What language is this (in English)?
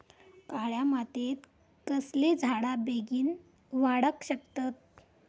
Marathi